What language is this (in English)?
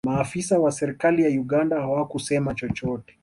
Swahili